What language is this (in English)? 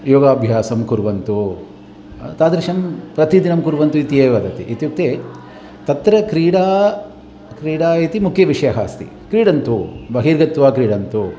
Sanskrit